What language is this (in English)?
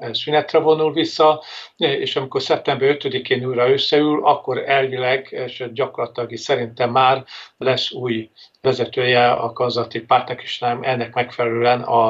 Hungarian